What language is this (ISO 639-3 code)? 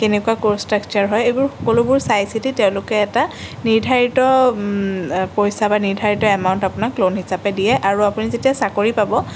asm